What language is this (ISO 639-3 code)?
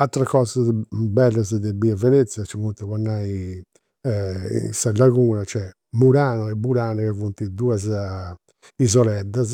sro